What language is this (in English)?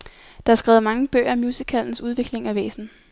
Danish